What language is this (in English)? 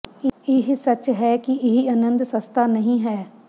Punjabi